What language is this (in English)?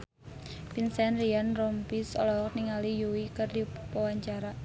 Sundanese